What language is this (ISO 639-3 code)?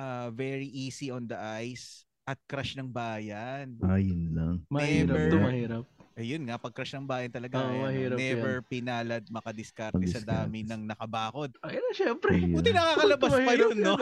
fil